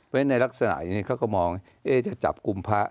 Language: Thai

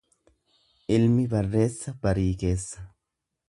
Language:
Oromo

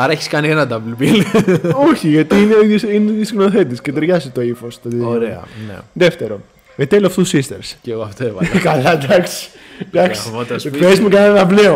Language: Greek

